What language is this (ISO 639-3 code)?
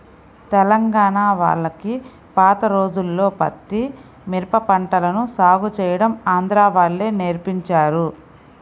tel